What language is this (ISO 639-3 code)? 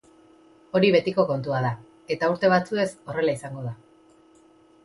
eus